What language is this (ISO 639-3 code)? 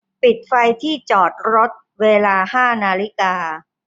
tha